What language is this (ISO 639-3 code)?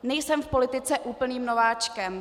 ces